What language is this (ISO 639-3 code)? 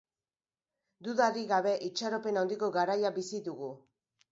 eus